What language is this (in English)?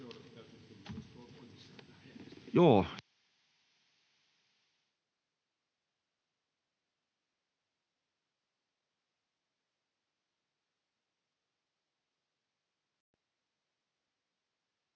Finnish